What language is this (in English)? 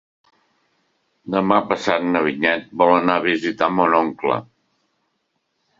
Catalan